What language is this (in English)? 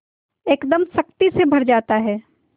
Hindi